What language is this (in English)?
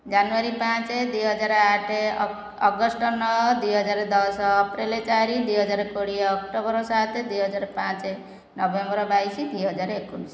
Odia